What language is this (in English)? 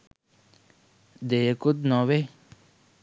Sinhala